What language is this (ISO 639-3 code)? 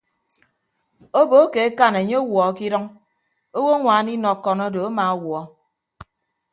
ibb